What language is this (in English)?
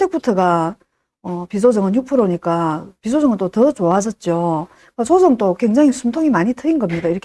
Korean